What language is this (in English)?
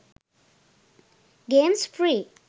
Sinhala